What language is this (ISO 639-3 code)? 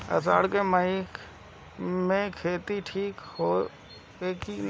bho